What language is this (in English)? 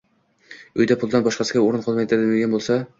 Uzbek